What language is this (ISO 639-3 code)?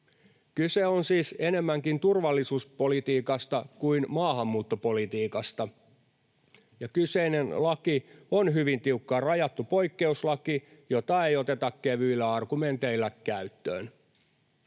fin